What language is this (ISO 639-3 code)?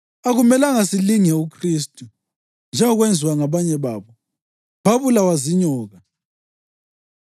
nde